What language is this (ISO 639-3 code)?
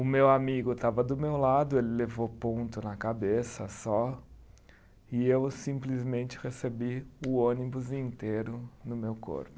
por